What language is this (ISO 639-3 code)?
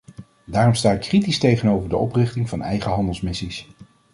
nld